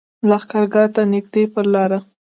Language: Pashto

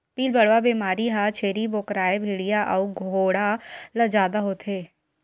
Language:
Chhattisgarhi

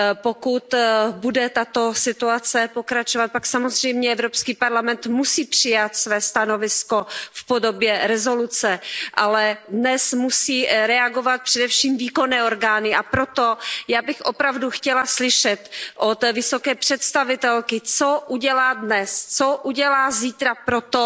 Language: Czech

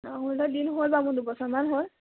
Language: Assamese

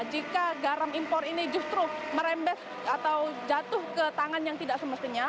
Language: Indonesian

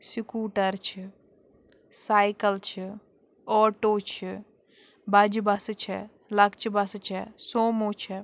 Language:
Kashmiri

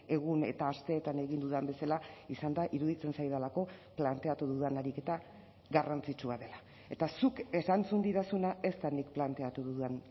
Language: Basque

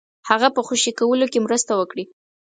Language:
Pashto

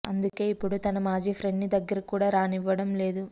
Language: Telugu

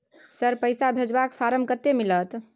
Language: Maithili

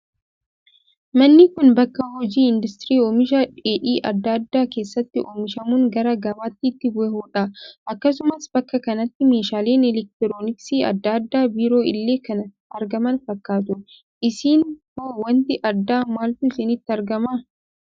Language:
Oromo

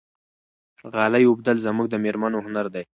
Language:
Pashto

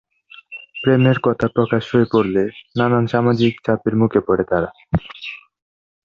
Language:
Bangla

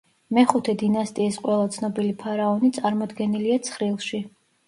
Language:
Georgian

